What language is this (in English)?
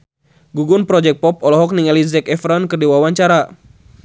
Sundanese